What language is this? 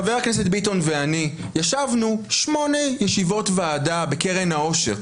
Hebrew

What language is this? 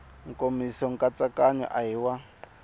Tsonga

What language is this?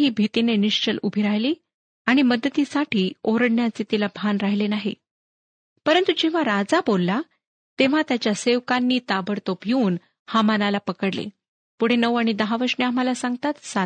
Marathi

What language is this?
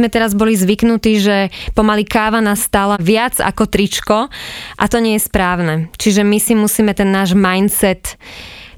Slovak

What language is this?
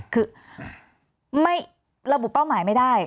Thai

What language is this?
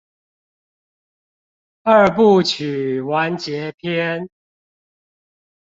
Chinese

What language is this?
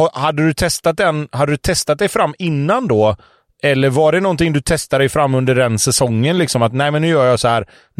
Swedish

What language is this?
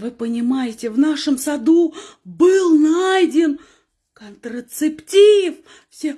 Russian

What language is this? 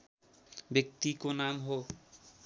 Nepali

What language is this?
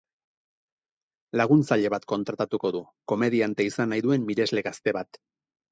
Basque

